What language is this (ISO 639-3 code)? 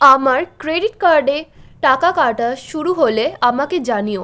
ben